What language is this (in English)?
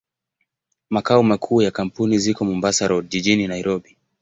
Swahili